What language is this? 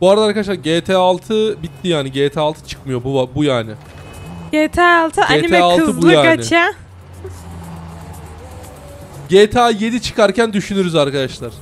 Turkish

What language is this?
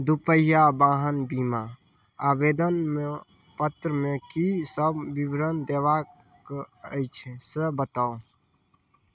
Maithili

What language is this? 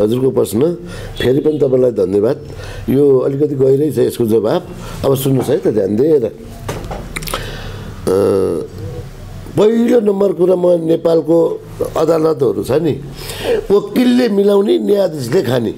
Turkish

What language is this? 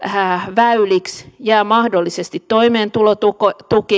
Finnish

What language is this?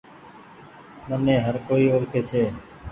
Goaria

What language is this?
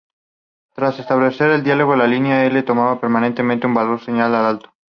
Spanish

